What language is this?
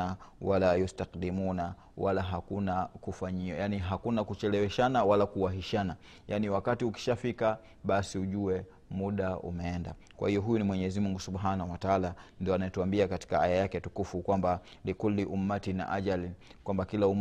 Swahili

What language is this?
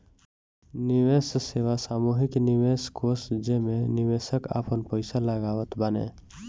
Bhojpuri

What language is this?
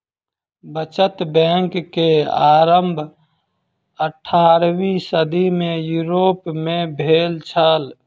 Maithili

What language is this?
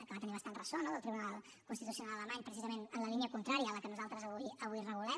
Catalan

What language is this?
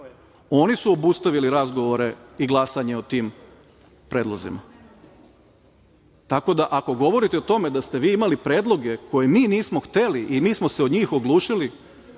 Serbian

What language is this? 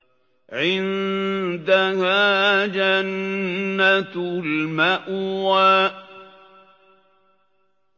Arabic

